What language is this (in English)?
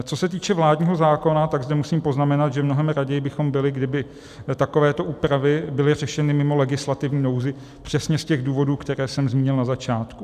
Czech